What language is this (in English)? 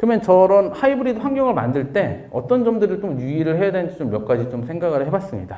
Korean